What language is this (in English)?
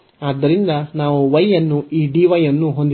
Kannada